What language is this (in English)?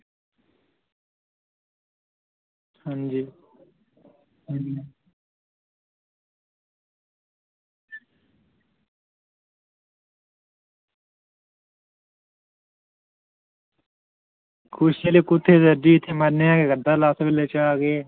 Dogri